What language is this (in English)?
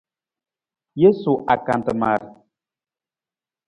Nawdm